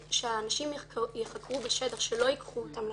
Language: Hebrew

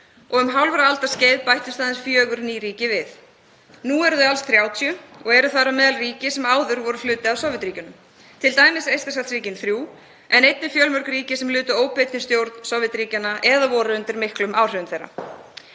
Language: Icelandic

